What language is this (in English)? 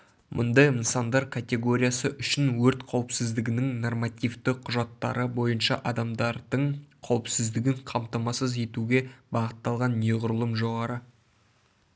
Kazakh